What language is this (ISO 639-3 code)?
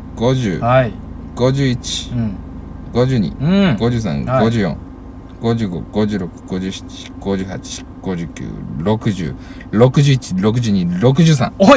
jpn